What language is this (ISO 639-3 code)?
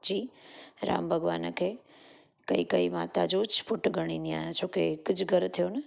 snd